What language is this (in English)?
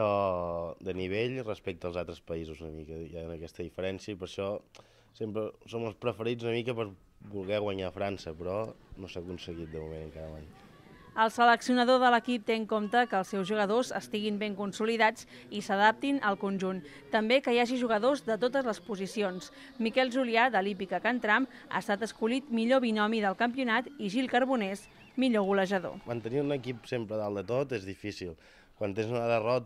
Spanish